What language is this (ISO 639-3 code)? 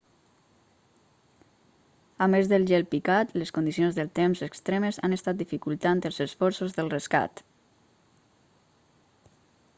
cat